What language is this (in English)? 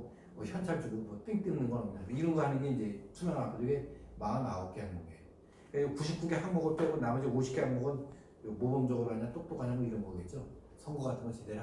Korean